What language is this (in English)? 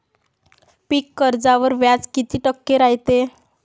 Marathi